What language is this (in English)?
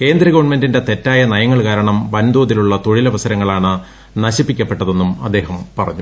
Malayalam